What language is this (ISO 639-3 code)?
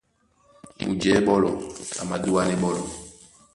dua